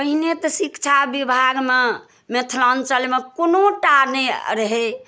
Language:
Maithili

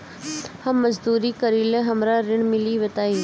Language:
Bhojpuri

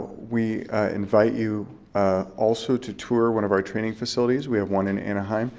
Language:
English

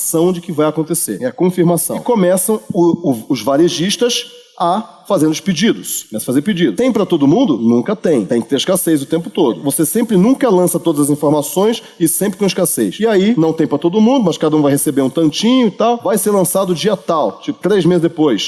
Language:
Portuguese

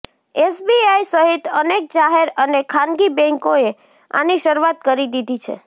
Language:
Gujarati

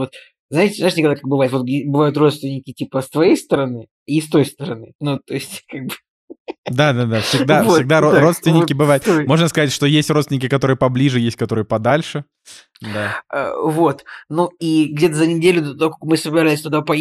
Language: Russian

